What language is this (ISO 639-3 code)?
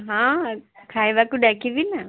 ori